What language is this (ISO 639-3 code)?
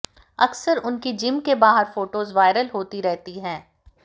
hin